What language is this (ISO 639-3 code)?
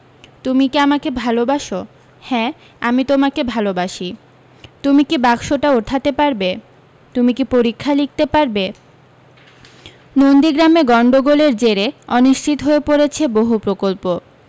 ben